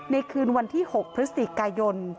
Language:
Thai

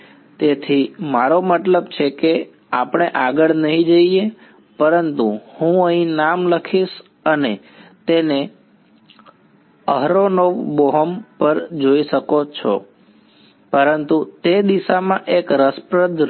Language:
Gujarati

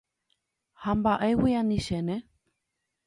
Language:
Guarani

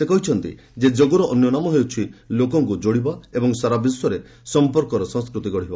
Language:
Odia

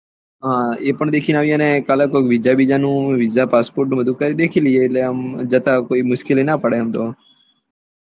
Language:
Gujarati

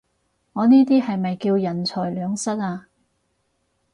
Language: Cantonese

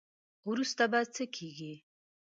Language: Pashto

